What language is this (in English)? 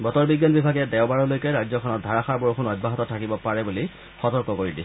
Assamese